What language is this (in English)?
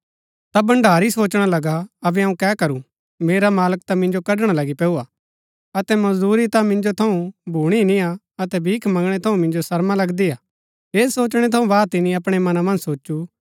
Gaddi